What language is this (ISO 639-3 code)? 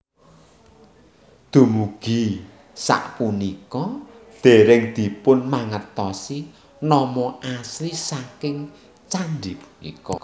jav